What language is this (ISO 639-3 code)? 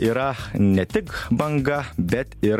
lit